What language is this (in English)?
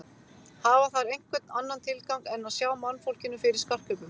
Icelandic